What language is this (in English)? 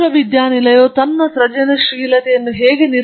Kannada